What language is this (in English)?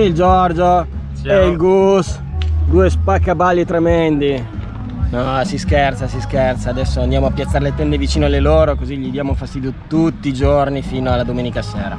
Italian